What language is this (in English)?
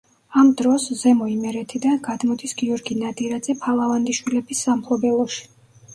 Georgian